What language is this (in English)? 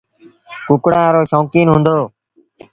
Sindhi Bhil